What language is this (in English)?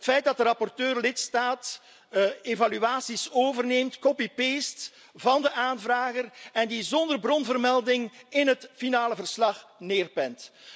Dutch